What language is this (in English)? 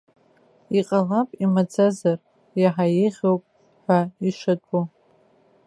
Abkhazian